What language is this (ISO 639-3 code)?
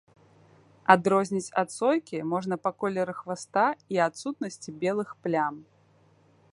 bel